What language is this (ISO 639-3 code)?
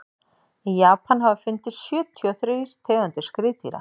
isl